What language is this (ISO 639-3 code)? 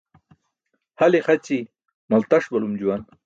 bsk